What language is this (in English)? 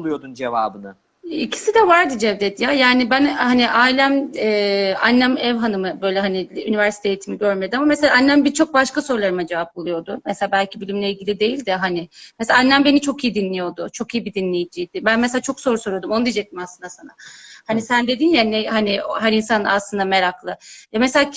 Turkish